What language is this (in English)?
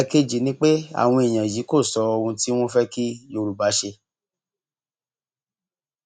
Yoruba